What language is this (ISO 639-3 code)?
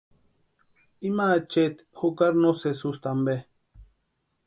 pua